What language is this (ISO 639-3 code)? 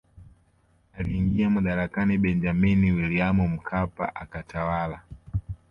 swa